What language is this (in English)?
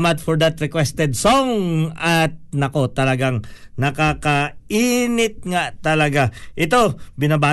Filipino